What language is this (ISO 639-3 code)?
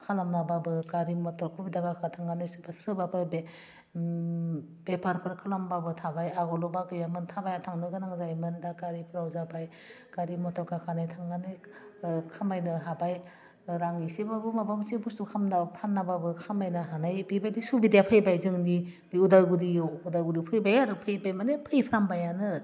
brx